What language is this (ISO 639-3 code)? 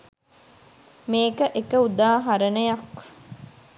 sin